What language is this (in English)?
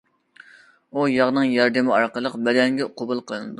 Uyghur